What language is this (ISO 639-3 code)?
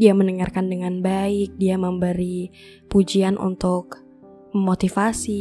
ind